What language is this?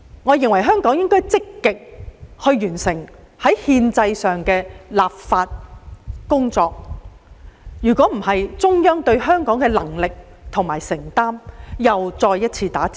Cantonese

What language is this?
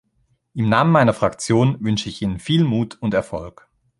German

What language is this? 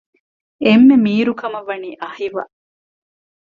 Divehi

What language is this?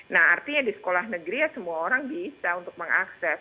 Indonesian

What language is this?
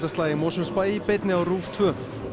Icelandic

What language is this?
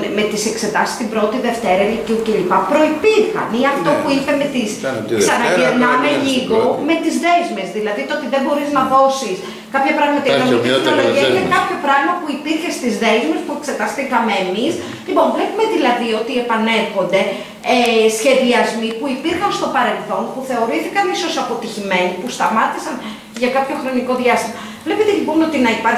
Greek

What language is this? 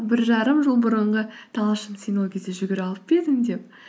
Kazakh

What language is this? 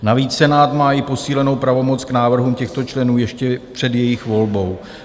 Czech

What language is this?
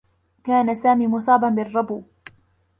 Arabic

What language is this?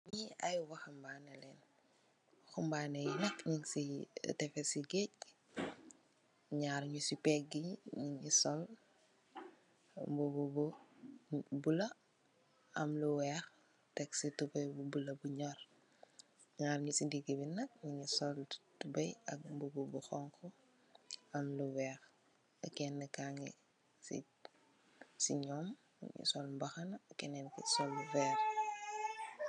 Wolof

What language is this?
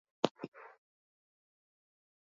Basque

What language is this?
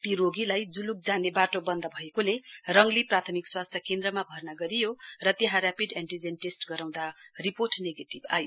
Nepali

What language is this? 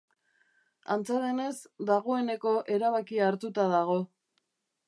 Basque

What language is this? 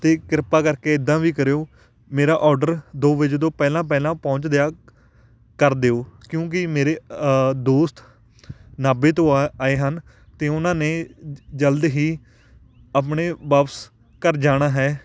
Punjabi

